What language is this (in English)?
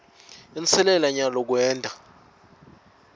Swati